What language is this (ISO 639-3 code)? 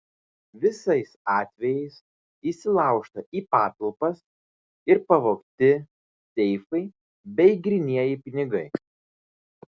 lit